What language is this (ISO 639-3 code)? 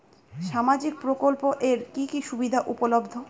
ben